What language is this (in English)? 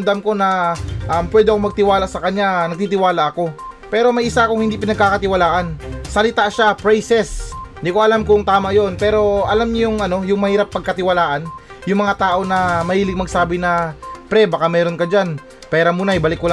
Filipino